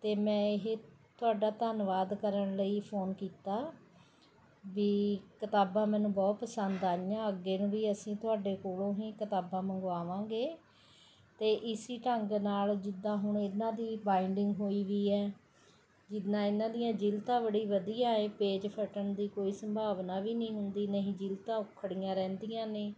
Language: Punjabi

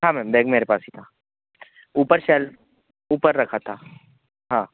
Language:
Hindi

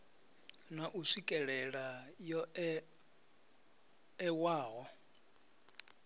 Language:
Venda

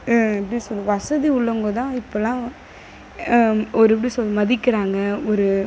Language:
Tamil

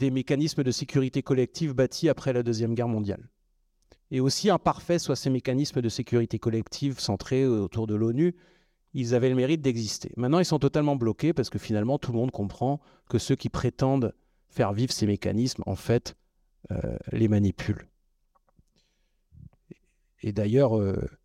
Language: French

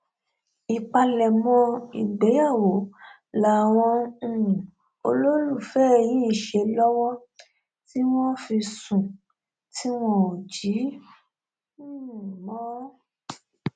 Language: Yoruba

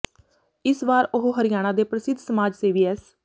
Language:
Punjabi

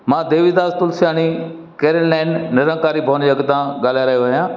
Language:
Sindhi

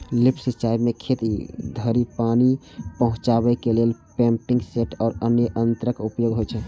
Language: Maithili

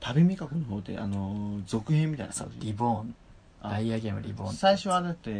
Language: Japanese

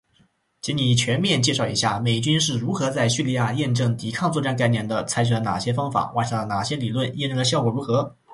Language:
Chinese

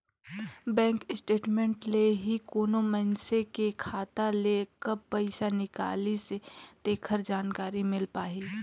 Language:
Chhattisgarhi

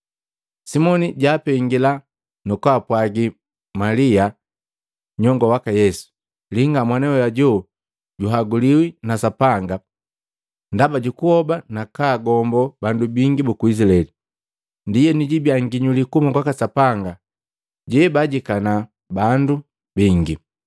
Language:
Matengo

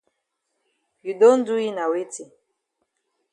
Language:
Cameroon Pidgin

